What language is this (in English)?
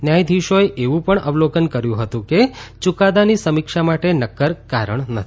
Gujarati